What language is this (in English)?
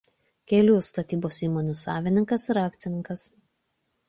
Lithuanian